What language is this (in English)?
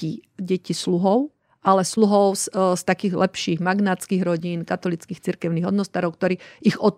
Slovak